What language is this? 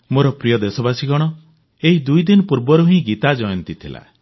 Odia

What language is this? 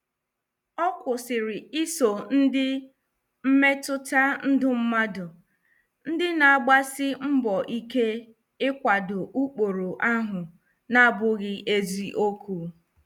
Igbo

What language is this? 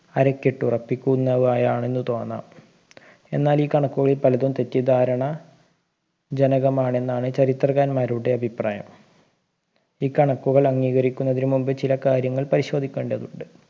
Malayalam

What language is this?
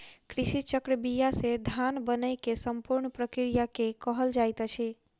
Maithili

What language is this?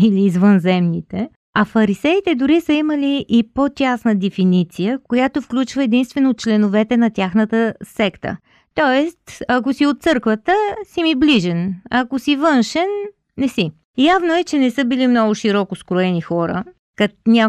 Bulgarian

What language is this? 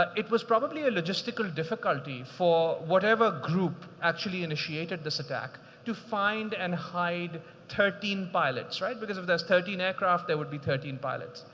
English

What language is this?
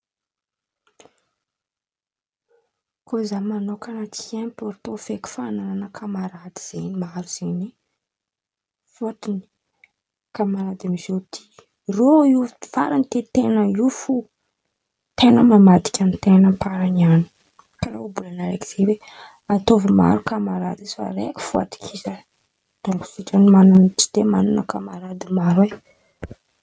Antankarana Malagasy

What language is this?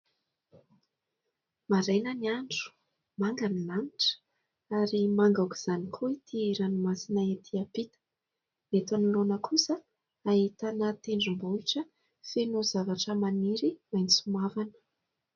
Malagasy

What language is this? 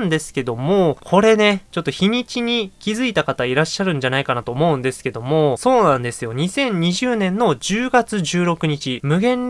Japanese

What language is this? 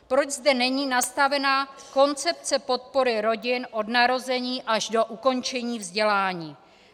Czech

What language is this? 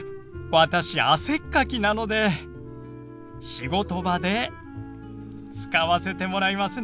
Japanese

